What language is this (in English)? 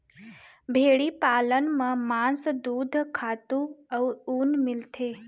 Chhattisgarhi